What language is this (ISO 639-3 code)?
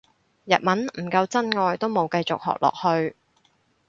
yue